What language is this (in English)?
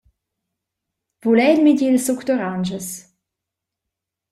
Romansh